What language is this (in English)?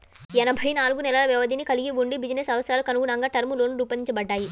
Telugu